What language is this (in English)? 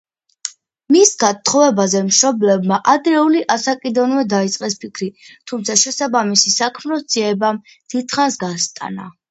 Georgian